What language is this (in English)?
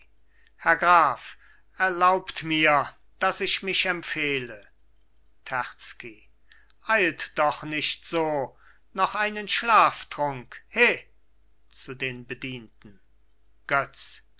German